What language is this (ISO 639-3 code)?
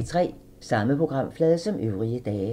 dan